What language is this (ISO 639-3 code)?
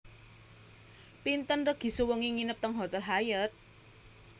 jav